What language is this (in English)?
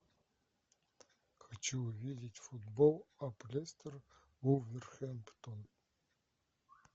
Russian